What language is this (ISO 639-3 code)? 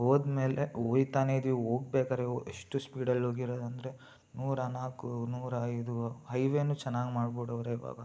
kan